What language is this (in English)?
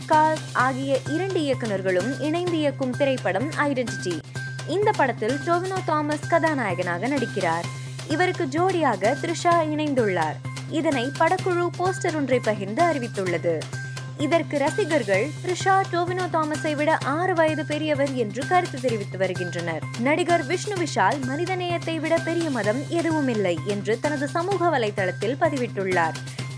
Tamil